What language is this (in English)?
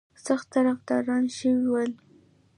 Pashto